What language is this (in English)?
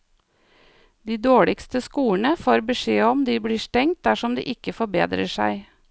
Norwegian